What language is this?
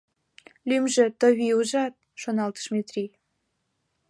Mari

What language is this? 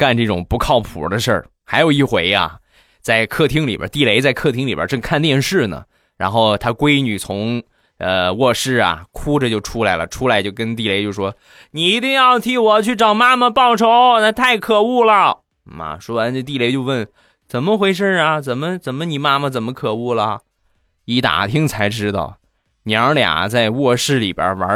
Chinese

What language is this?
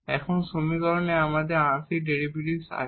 Bangla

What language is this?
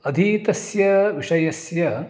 Sanskrit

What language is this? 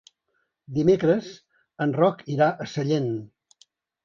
Catalan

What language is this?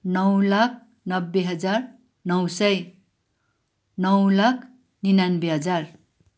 Nepali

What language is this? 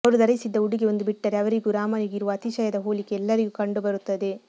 Kannada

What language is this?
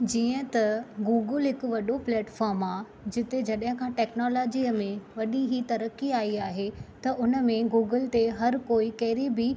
Sindhi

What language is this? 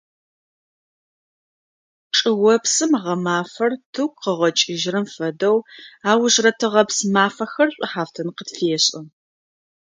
Adyghe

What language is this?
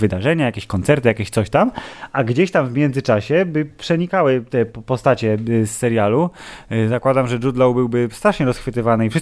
Polish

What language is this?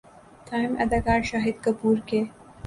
Urdu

